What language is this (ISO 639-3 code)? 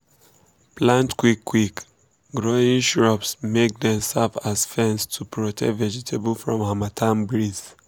pcm